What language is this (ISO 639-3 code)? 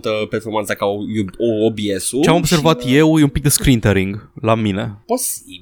ron